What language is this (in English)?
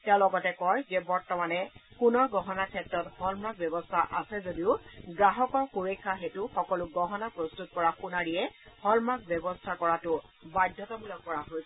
Assamese